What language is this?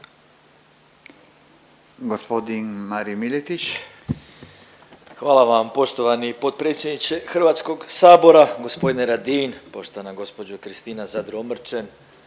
Croatian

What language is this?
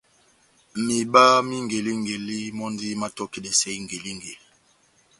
Batanga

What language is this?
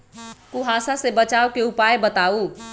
Magahi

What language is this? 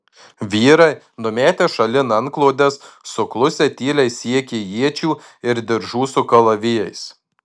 Lithuanian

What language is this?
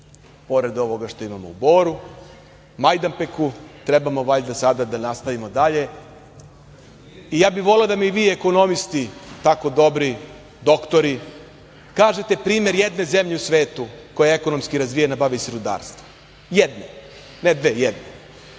Serbian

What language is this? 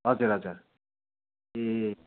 Nepali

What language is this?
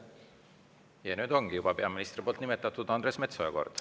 Estonian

